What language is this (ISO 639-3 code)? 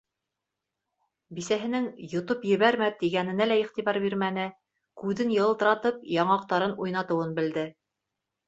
bak